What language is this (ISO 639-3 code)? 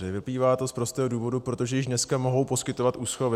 ces